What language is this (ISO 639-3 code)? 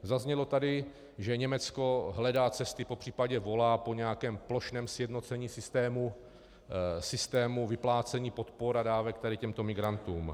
ces